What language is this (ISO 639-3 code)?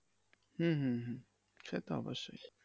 ben